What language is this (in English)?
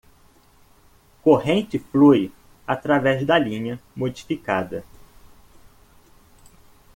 Portuguese